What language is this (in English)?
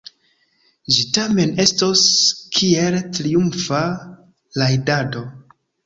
Esperanto